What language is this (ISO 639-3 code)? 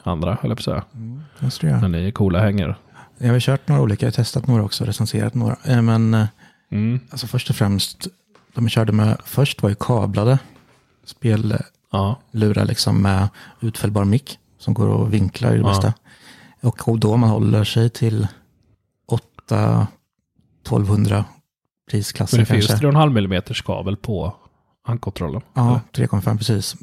swe